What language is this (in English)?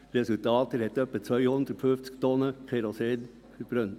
Swiss German